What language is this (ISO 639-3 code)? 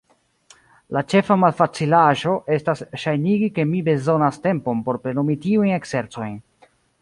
epo